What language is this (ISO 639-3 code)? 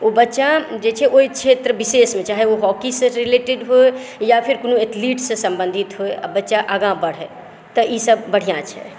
mai